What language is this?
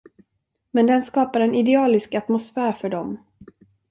Swedish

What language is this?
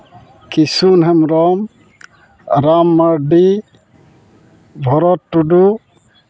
Santali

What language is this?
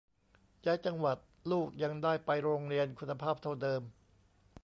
Thai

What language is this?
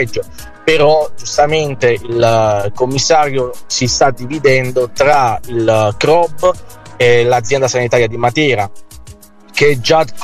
Italian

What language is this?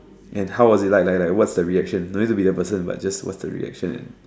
English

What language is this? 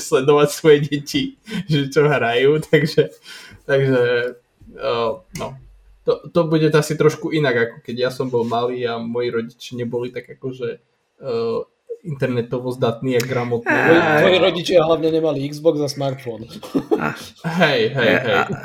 Slovak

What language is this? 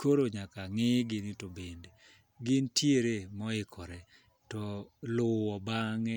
Luo (Kenya and Tanzania)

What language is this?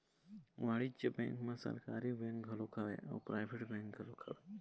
Chhattisgarhi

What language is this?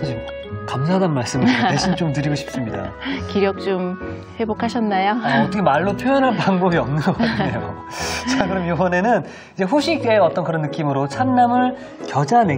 Korean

